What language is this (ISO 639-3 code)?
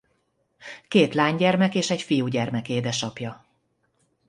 hun